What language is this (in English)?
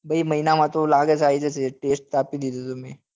Gujarati